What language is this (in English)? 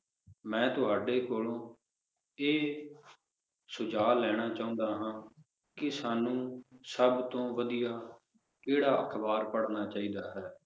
Punjabi